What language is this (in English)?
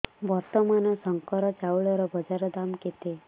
Odia